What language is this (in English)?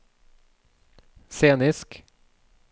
Norwegian